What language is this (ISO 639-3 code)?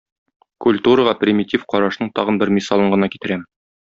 tat